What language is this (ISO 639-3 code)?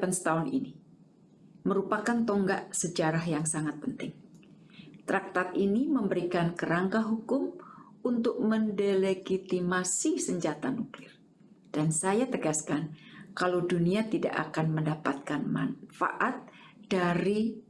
ind